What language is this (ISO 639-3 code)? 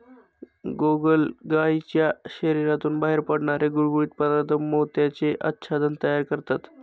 mar